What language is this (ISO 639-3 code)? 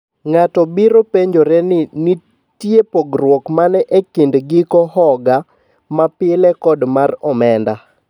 luo